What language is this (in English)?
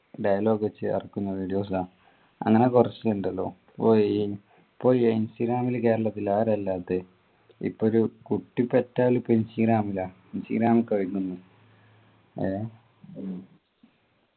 Malayalam